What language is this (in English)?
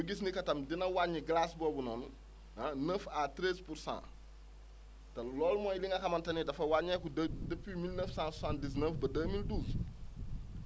Wolof